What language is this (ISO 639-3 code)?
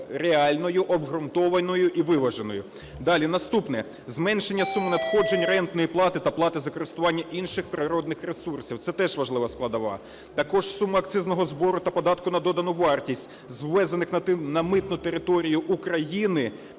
ukr